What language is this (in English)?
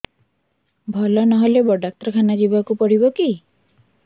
Odia